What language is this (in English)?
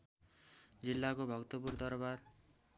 Nepali